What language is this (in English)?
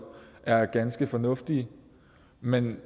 Danish